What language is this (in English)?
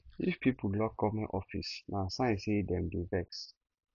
Nigerian Pidgin